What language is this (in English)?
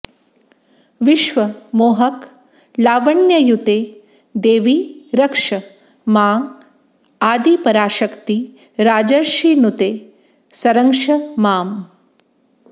Sanskrit